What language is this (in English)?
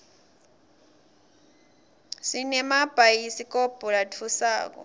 Swati